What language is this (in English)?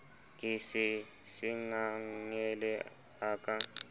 Southern Sotho